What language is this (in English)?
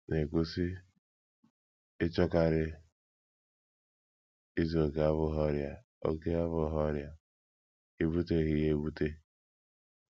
Igbo